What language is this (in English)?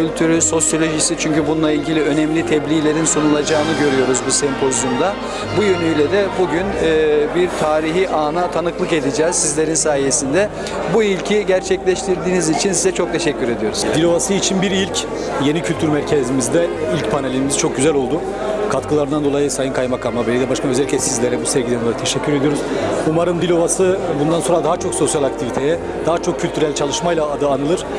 Turkish